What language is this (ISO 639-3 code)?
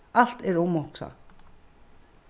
fao